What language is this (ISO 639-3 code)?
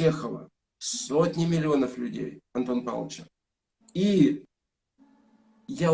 rus